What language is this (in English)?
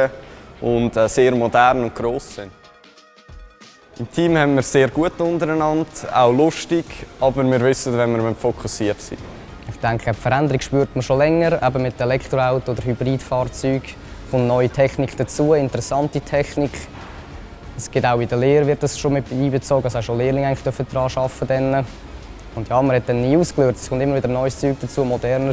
German